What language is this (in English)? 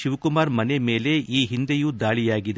Kannada